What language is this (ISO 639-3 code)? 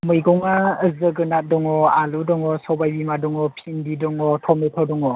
brx